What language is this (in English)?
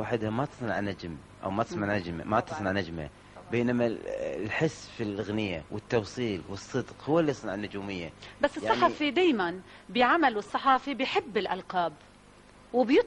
Arabic